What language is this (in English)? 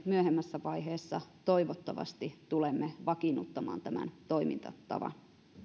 Finnish